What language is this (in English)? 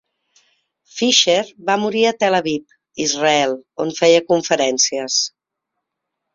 Catalan